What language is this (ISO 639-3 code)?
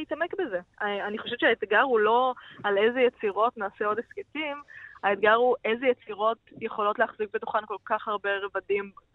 heb